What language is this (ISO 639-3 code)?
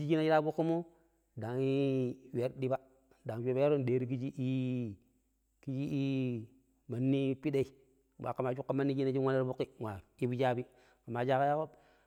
pip